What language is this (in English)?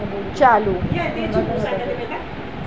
Sindhi